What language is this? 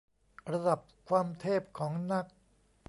Thai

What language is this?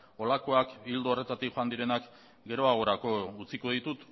Basque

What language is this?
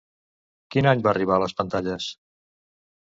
Catalan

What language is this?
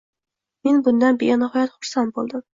Uzbek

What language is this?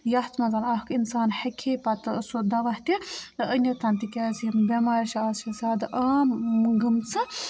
Kashmiri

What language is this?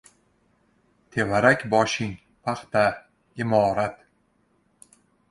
Uzbek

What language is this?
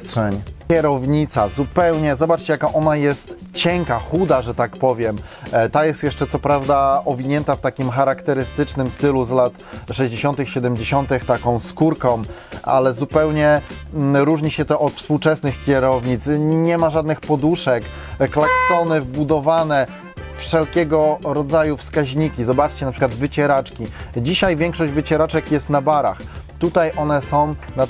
Polish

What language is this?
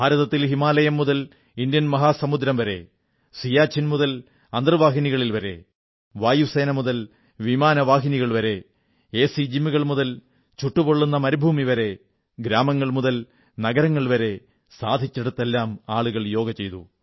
Malayalam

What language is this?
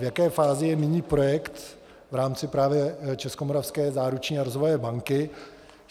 Czech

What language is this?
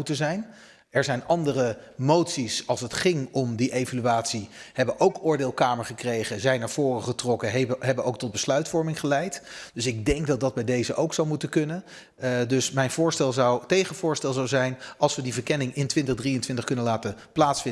Dutch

